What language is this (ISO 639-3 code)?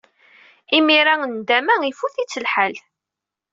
kab